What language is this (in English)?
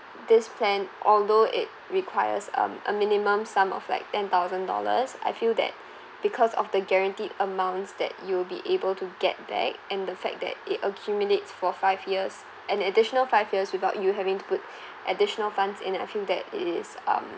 English